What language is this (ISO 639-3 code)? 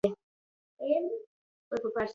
pus